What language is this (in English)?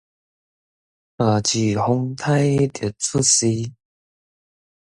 Min Nan Chinese